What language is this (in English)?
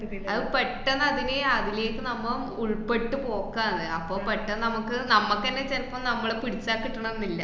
Malayalam